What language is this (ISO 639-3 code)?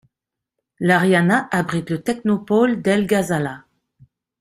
fra